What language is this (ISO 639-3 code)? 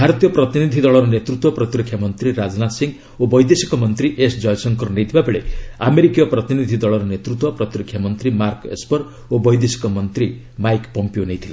ori